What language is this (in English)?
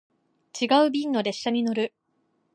Japanese